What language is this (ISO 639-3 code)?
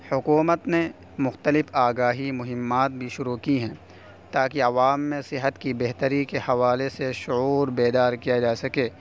urd